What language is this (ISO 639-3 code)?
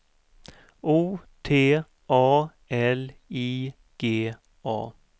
swe